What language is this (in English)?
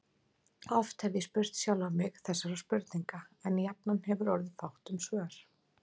Icelandic